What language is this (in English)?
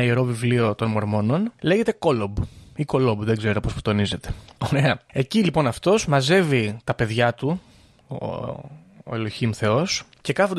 Greek